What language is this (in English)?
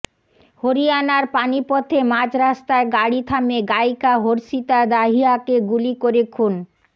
Bangla